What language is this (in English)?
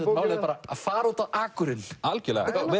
Icelandic